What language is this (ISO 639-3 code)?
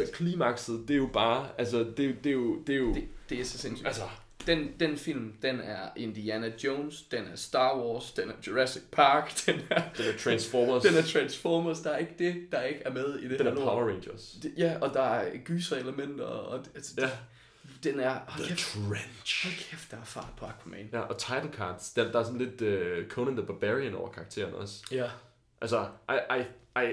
dan